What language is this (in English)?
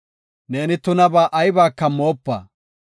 Gofa